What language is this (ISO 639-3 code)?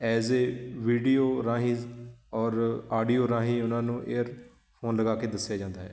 pan